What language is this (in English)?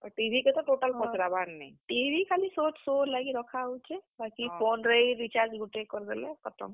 Odia